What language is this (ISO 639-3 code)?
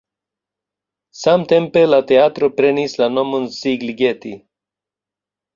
epo